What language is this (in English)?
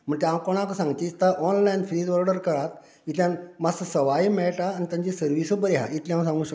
Konkani